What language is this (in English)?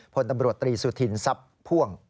Thai